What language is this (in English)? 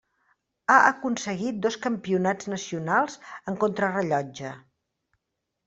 Catalan